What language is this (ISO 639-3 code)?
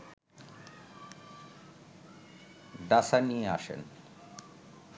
ben